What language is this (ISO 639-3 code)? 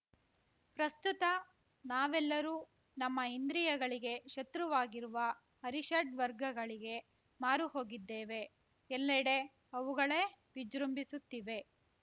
kan